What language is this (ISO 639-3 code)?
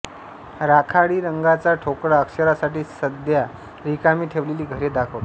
mar